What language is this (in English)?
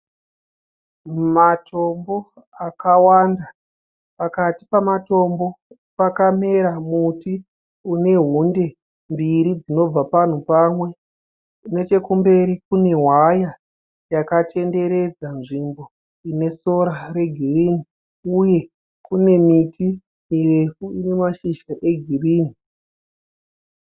Shona